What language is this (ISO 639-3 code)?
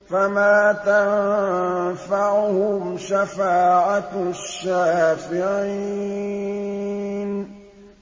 ara